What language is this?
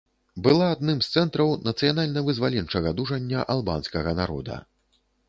Belarusian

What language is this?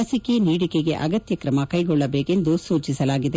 Kannada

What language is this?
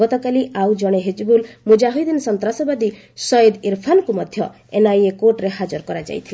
Odia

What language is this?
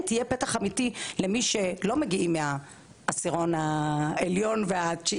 Hebrew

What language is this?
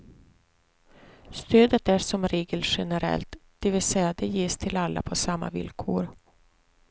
Swedish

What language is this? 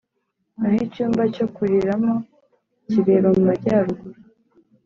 Kinyarwanda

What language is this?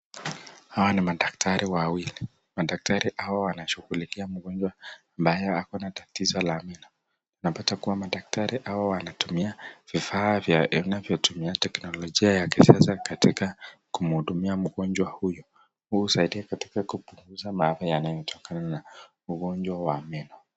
Swahili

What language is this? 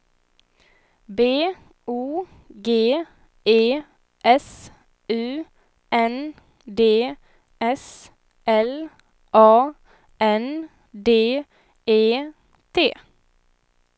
Swedish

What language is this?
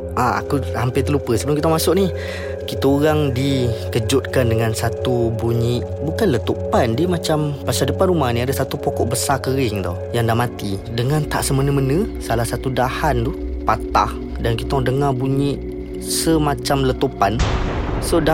Malay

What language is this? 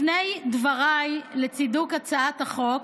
Hebrew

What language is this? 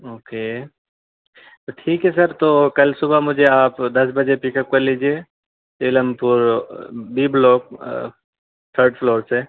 Urdu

